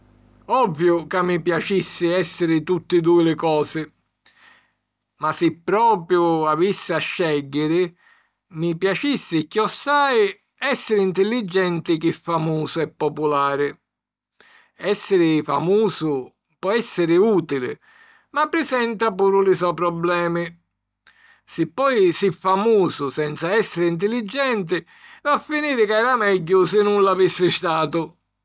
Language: Sicilian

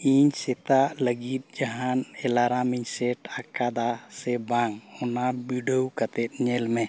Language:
Santali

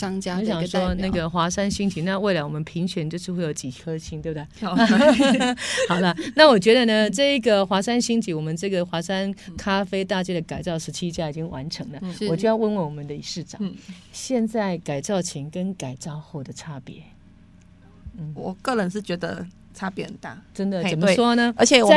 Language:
Chinese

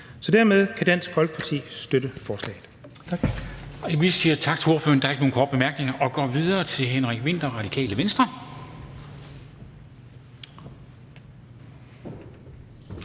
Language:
Danish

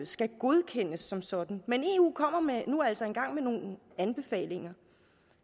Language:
Danish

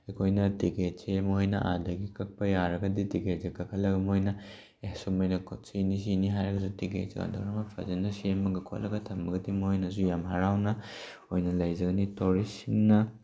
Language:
Manipuri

